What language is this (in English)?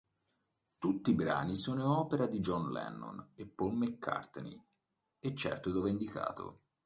Italian